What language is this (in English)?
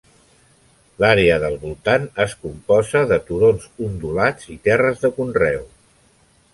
Catalan